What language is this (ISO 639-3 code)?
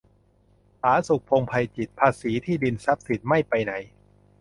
tha